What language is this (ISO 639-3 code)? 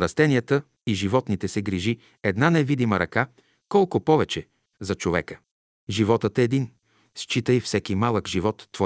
bul